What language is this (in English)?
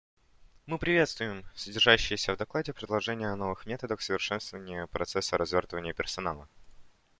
Russian